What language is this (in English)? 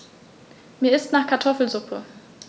German